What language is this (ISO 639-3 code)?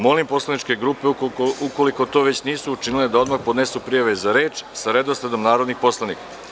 srp